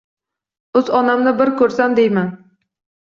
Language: Uzbek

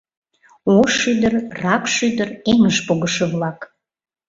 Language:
Mari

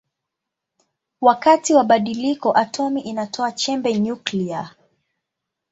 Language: Swahili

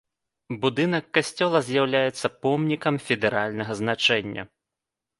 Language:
Belarusian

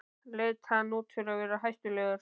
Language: Icelandic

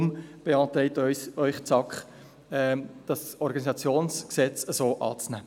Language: Swiss German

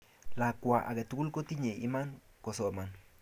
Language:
Kalenjin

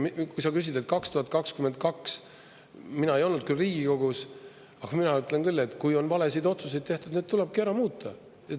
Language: Estonian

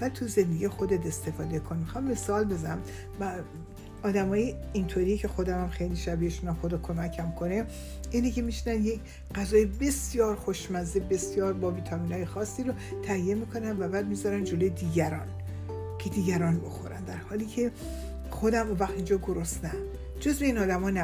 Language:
Persian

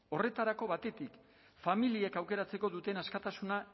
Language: Basque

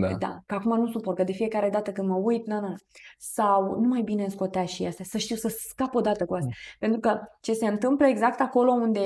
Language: Romanian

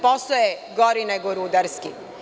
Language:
Serbian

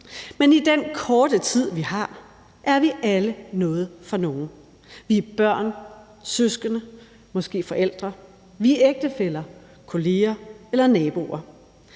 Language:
Danish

